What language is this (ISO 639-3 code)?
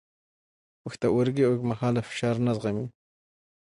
pus